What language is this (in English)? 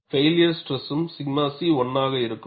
Tamil